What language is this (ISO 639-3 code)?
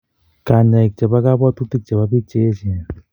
kln